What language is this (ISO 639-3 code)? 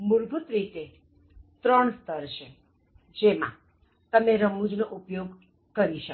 guj